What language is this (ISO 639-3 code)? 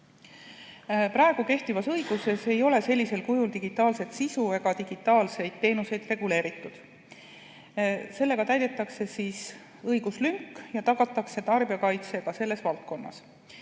est